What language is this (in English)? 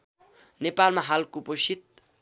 Nepali